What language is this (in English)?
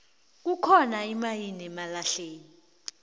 South Ndebele